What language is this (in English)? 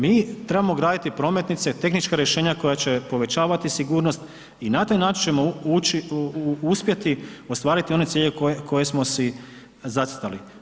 Croatian